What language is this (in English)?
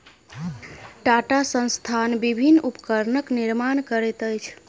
Maithili